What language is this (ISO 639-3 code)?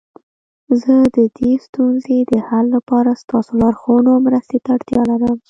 pus